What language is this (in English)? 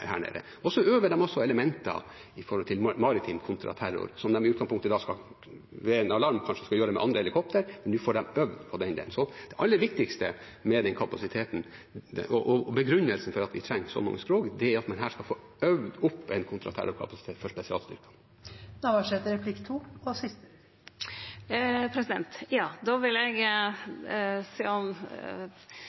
Norwegian